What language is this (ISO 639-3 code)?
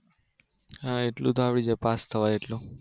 guj